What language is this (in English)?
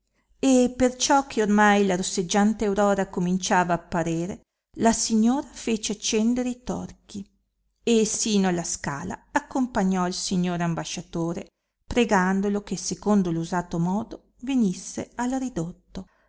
Italian